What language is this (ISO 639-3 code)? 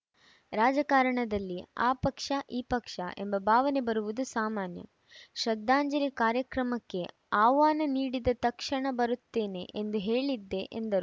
kan